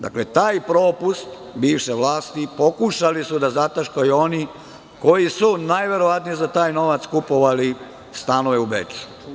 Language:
Serbian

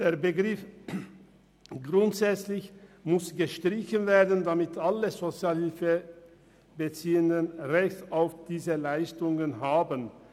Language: Swiss German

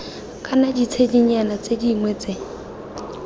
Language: Tswana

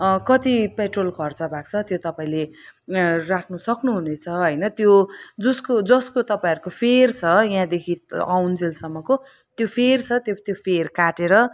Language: Nepali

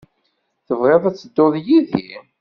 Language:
Kabyle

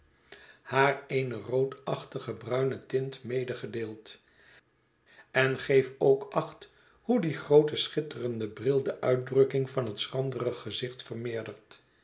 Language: Dutch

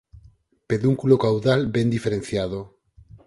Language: Galician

